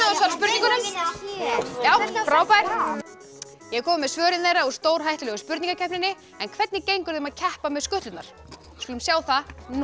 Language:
Icelandic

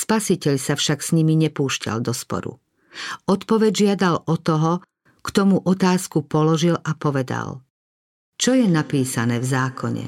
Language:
Slovak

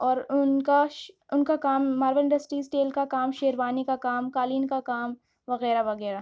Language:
Urdu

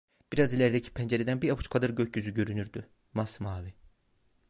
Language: Turkish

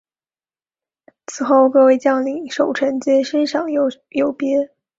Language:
Chinese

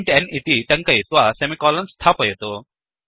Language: Sanskrit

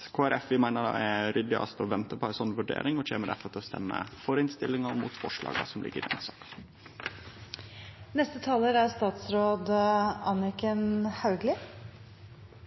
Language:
Norwegian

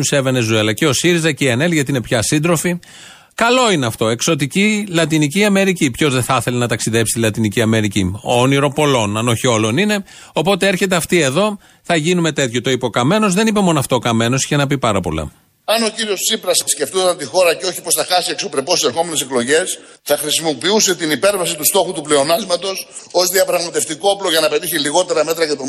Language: Greek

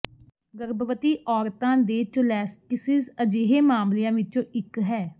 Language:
Punjabi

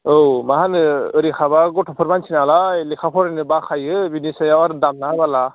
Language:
Bodo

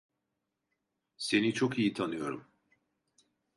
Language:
Turkish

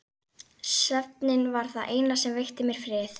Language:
Icelandic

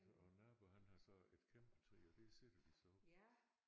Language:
Danish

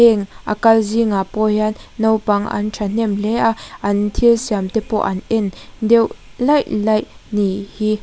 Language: Mizo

